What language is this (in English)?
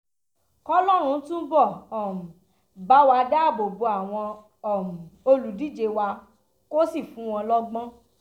Yoruba